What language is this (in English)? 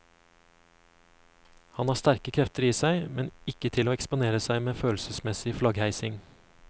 Norwegian